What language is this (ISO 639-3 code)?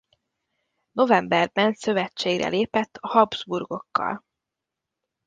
hun